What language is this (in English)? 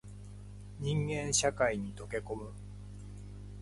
Japanese